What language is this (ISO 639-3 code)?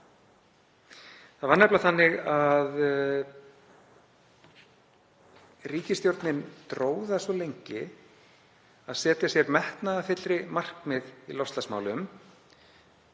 isl